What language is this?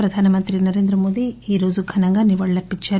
Telugu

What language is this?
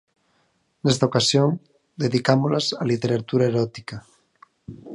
Galician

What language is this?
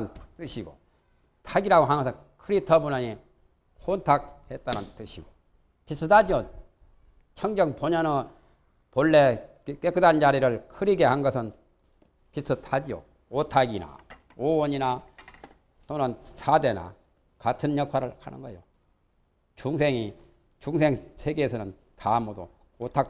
Korean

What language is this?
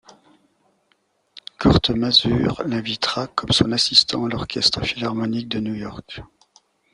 French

